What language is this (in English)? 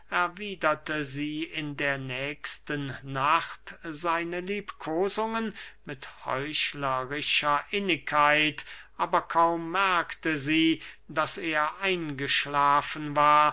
German